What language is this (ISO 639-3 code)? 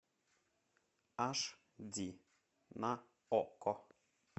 rus